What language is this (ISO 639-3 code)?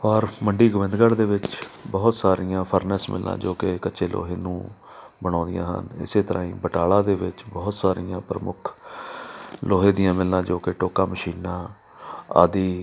pan